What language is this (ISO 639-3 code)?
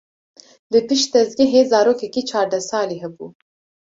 kur